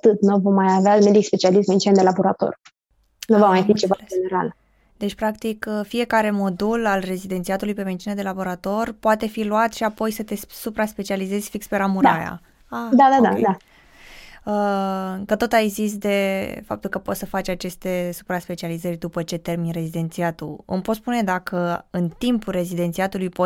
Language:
Romanian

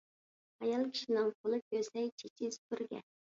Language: Uyghur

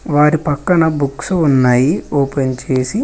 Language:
Telugu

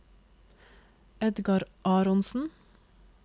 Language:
Norwegian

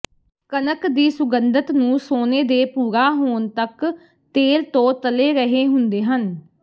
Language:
Punjabi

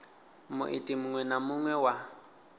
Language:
Venda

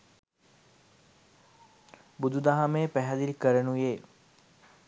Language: Sinhala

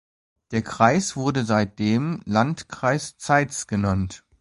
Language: German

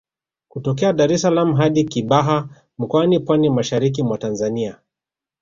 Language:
Swahili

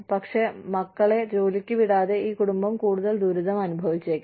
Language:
Malayalam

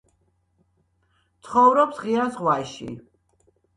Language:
Georgian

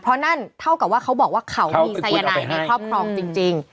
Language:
Thai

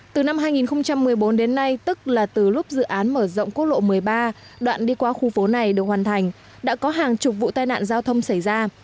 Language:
Vietnamese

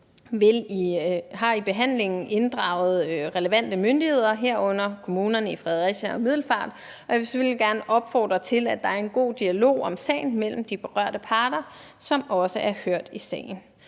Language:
Danish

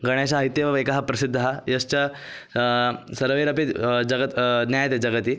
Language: Sanskrit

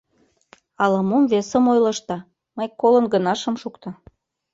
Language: Mari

